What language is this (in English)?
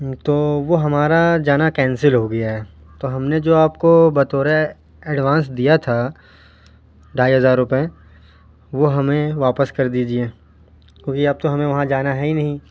Urdu